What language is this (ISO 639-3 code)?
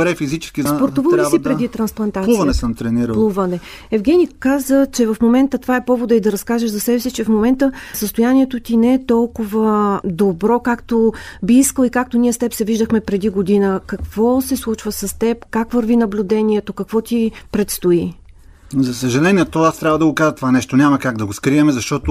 bul